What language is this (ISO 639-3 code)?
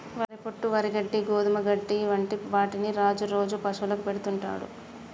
tel